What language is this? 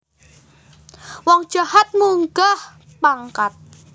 Javanese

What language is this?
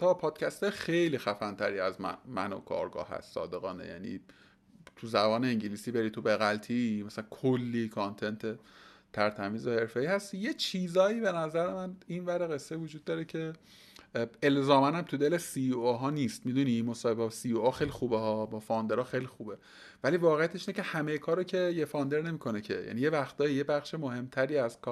Persian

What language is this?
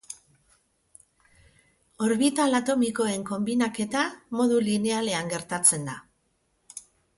Basque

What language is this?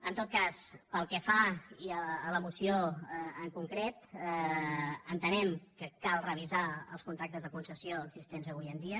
Catalan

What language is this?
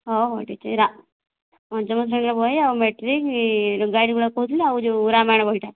Odia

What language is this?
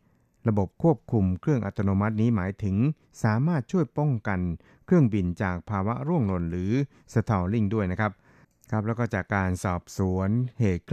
Thai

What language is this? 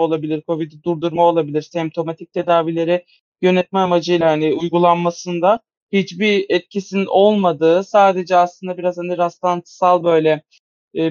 Turkish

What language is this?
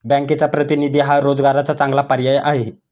Marathi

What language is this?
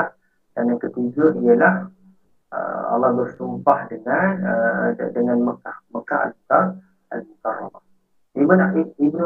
Malay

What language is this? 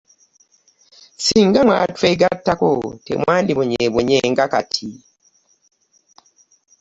Ganda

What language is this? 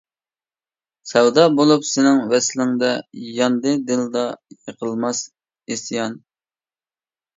Uyghur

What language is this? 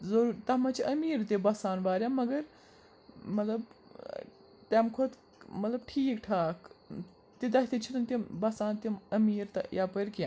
Kashmiri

